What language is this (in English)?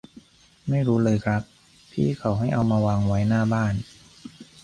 Thai